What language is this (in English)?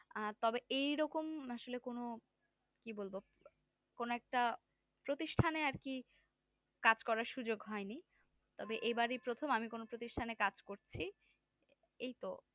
Bangla